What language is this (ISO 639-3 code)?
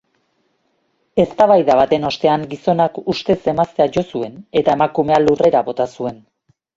eus